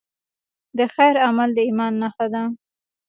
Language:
Pashto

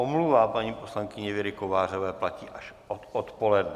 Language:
Czech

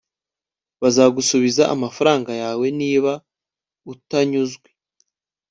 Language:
Kinyarwanda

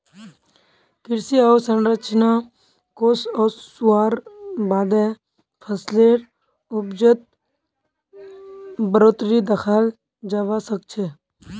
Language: Magahi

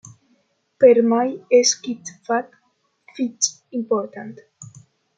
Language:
Romansh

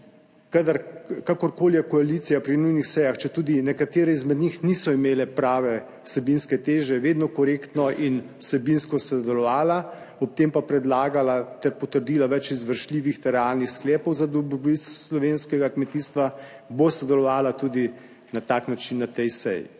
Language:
Slovenian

